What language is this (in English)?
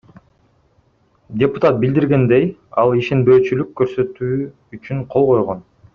Kyrgyz